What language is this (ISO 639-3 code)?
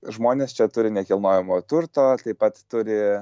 lit